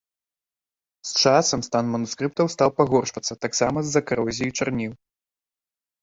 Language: Belarusian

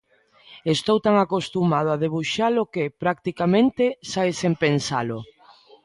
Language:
Galician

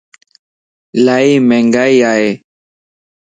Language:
Lasi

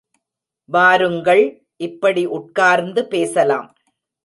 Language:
Tamil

